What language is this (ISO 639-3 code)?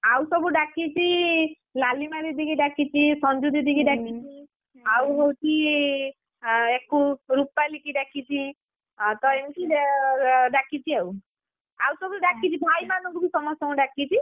ori